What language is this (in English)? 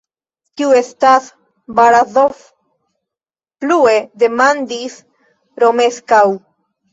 Esperanto